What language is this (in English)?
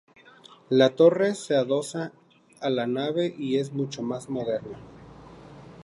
Spanish